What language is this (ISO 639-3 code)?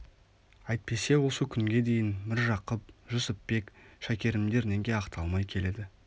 kaz